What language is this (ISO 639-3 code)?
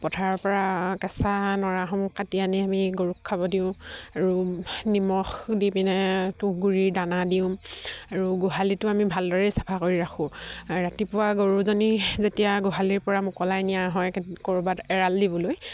asm